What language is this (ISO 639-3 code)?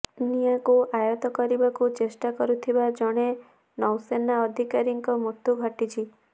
ori